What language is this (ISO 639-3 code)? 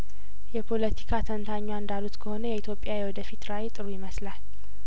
amh